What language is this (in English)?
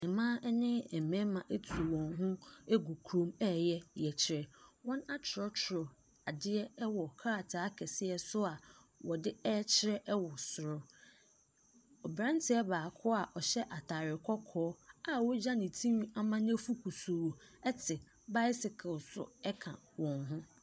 Akan